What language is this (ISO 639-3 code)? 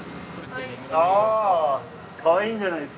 jpn